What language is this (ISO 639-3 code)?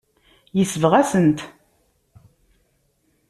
kab